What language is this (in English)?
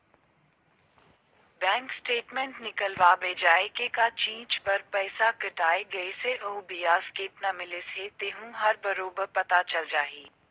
Chhattisgarhi